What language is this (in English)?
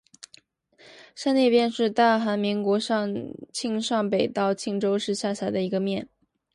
Chinese